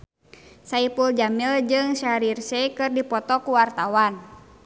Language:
Sundanese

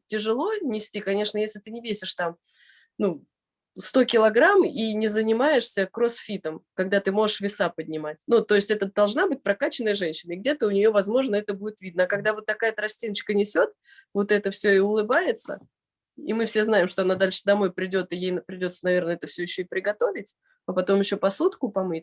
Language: Russian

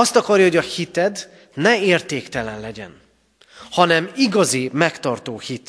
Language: Hungarian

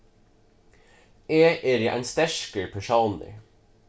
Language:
Faroese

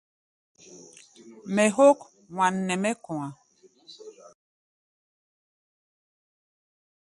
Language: Gbaya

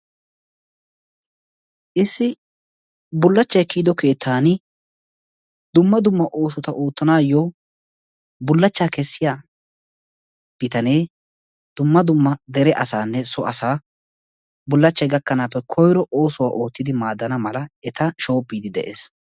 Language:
Wolaytta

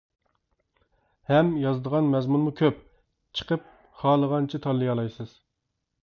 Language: Uyghur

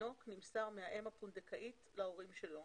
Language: Hebrew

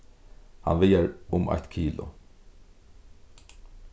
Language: Faroese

